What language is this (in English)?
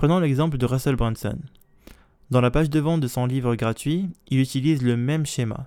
French